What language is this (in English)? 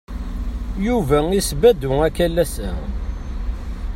Kabyle